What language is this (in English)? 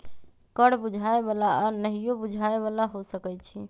Magahi